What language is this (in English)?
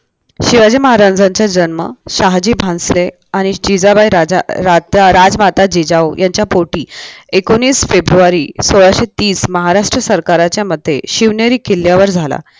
Marathi